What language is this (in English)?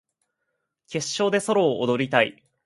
Japanese